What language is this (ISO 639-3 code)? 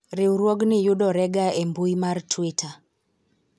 luo